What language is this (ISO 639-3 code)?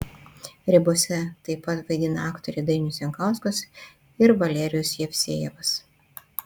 lit